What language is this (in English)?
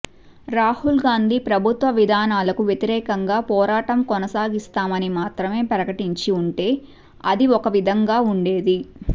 Telugu